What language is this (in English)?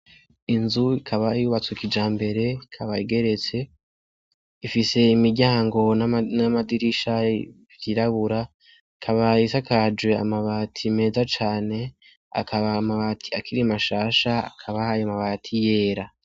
Rundi